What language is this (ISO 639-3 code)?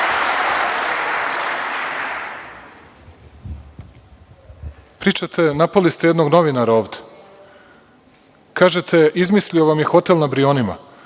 srp